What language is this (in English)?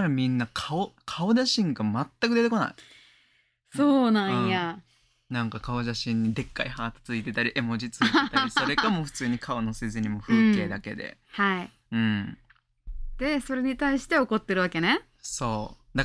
Japanese